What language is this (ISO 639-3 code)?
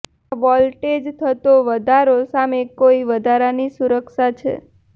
guj